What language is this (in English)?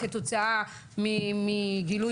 Hebrew